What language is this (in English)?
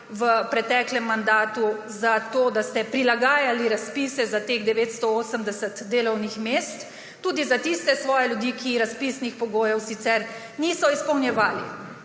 Slovenian